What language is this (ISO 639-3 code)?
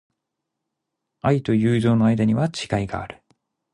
jpn